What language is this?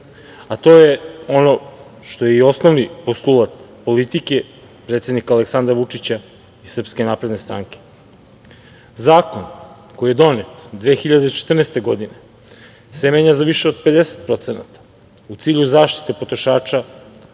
Serbian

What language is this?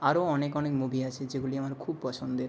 Bangla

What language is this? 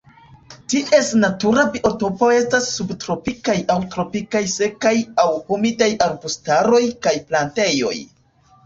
Esperanto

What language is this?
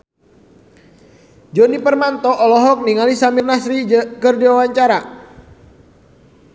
Sundanese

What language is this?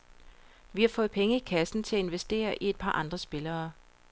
Danish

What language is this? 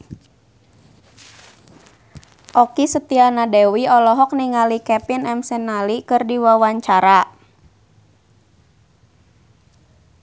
Sundanese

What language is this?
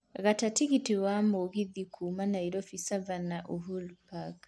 Kikuyu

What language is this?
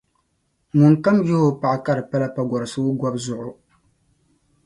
Dagbani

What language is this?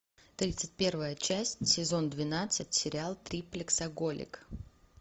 Russian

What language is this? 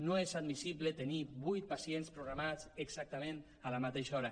Catalan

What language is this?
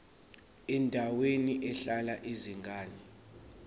Zulu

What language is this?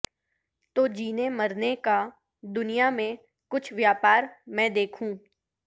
Urdu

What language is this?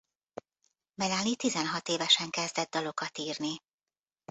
Hungarian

